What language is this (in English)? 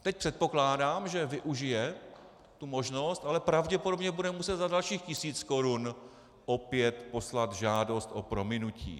Czech